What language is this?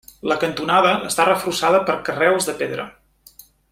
Catalan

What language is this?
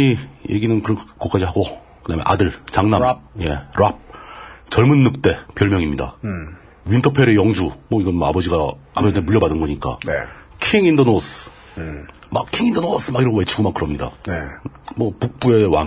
Korean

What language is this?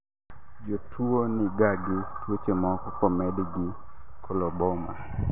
Luo (Kenya and Tanzania)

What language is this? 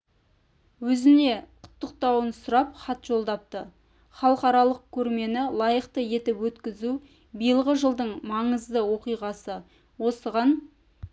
Kazakh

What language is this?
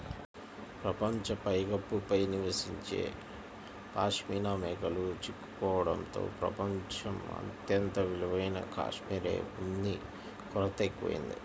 Telugu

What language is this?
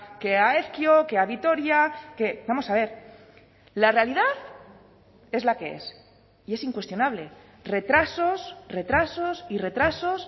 Spanish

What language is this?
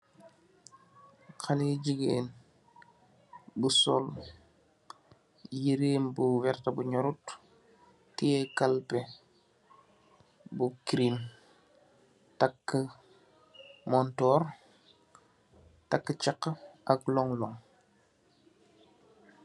Wolof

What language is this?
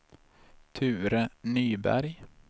Swedish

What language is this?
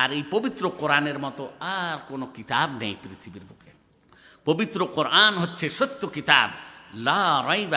Bangla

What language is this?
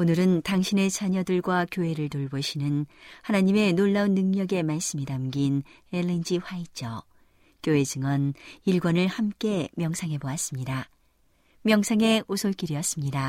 Korean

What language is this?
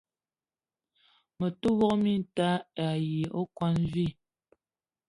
Eton (Cameroon)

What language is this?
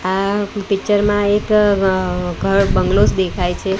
Gujarati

